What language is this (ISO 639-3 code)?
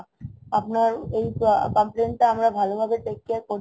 ben